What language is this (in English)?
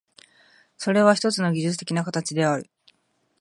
Japanese